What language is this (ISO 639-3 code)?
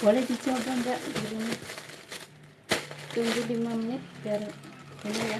ind